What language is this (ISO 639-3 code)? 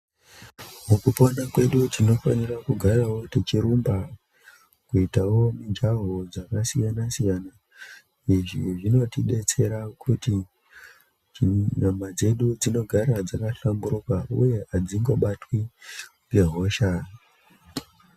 ndc